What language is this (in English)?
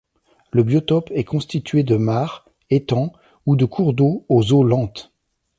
French